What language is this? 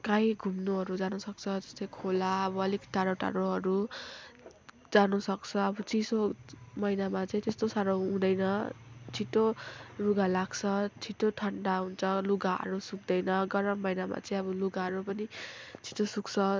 Nepali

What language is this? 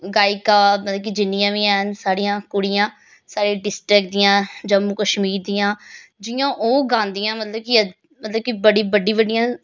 Dogri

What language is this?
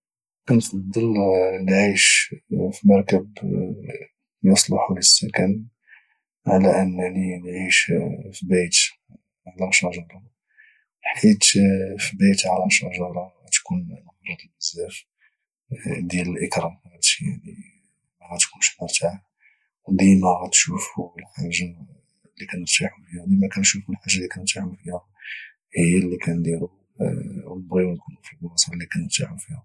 Moroccan Arabic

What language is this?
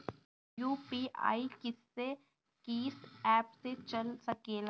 Bhojpuri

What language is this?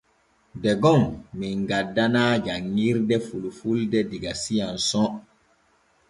Borgu Fulfulde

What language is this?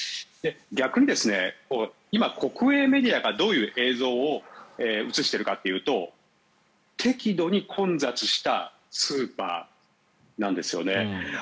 Japanese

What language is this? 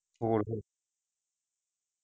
Punjabi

